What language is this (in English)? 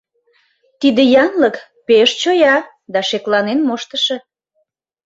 Mari